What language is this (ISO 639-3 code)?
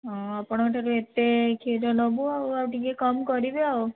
ori